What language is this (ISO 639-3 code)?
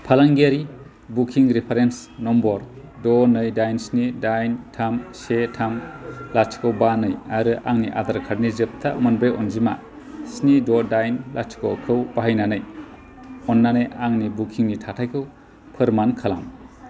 brx